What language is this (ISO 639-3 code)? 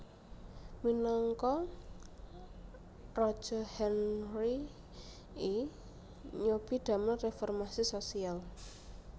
jav